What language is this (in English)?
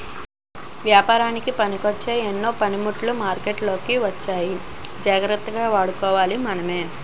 Telugu